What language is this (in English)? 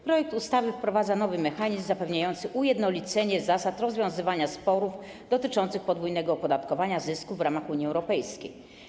Polish